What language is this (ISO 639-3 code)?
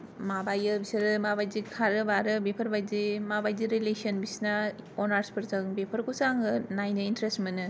brx